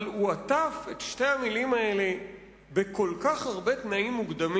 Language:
Hebrew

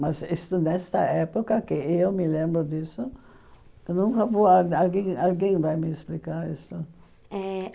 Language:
Portuguese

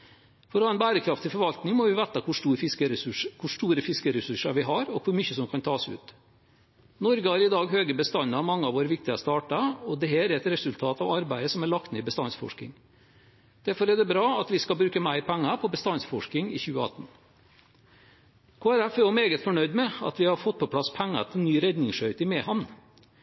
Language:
Norwegian Bokmål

